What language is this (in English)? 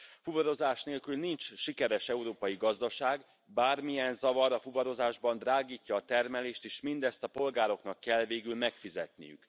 Hungarian